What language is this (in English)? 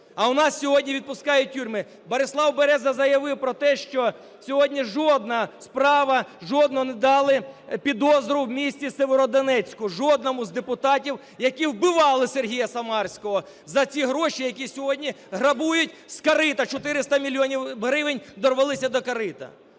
Ukrainian